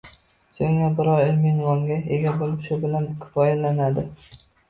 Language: Uzbek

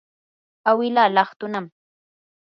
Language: Yanahuanca Pasco Quechua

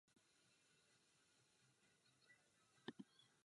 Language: Czech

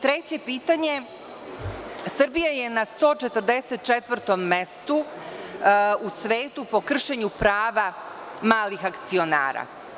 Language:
Serbian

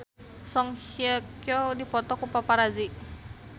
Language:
Sundanese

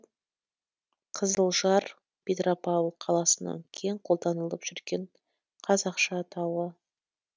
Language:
Kazakh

